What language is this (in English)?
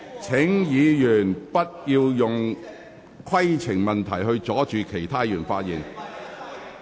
Cantonese